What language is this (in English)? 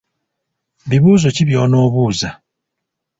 Ganda